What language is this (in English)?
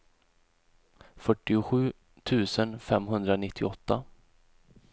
Swedish